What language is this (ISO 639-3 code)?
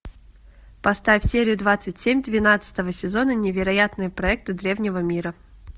rus